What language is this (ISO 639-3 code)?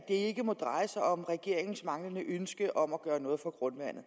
dan